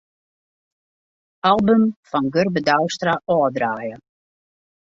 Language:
Western Frisian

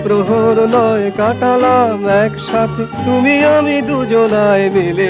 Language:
Hindi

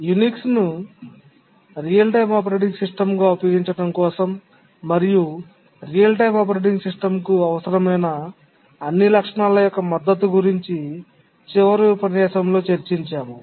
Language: Telugu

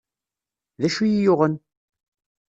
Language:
Kabyle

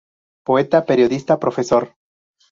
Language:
Spanish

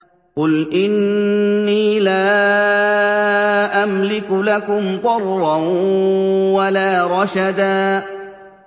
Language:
Arabic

